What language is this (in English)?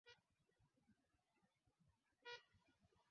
Swahili